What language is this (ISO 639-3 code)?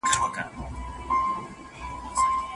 pus